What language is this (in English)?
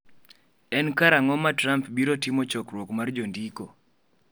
Luo (Kenya and Tanzania)